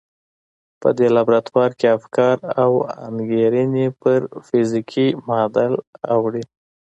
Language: Pashto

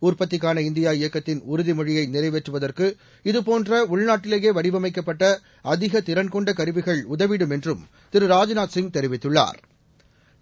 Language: Tamil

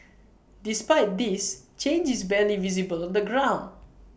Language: English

